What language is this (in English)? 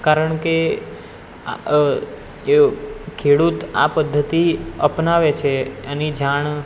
Gujarati